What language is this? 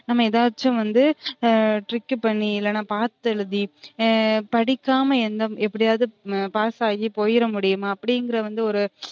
Tamil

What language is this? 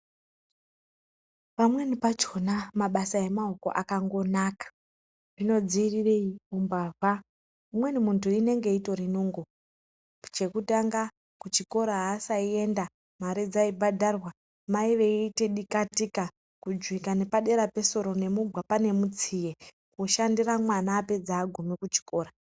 Ndau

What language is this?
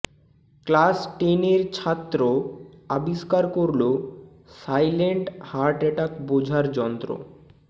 Bangla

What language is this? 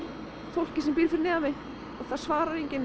Icelandic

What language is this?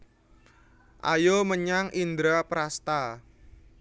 Javanese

